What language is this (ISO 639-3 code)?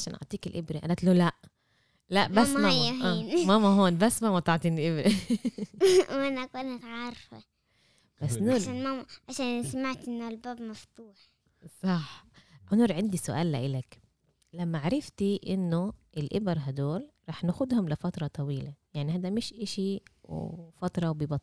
ara